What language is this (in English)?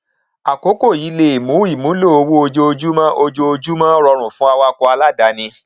Yoruba